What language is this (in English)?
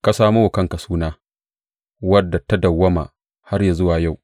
Hausa